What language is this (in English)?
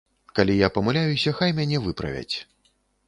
Belarusian